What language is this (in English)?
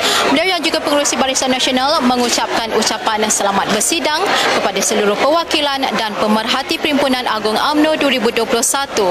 Malay